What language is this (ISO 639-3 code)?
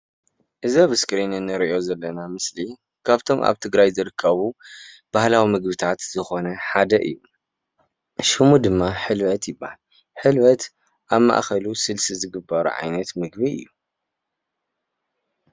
tir